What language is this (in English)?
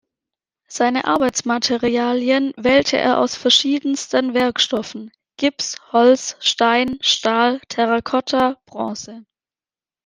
German